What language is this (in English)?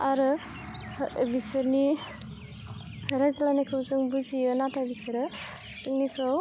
Bodo